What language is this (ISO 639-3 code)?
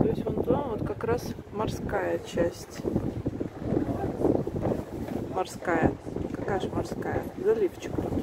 rus